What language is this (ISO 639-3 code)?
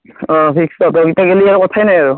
asm